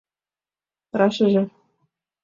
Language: Mari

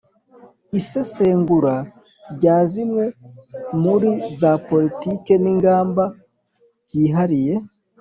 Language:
Kinyarwanda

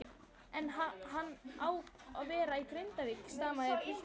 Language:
Icelandic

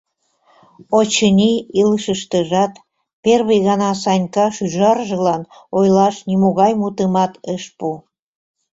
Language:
Mari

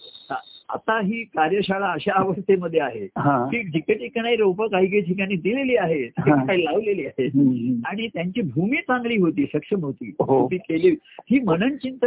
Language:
Marathi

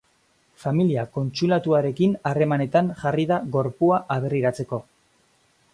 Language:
Basque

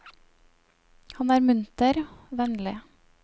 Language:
Norwegian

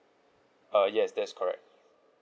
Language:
English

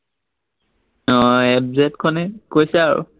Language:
Assamese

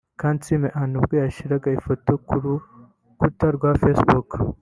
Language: Kinyarwanda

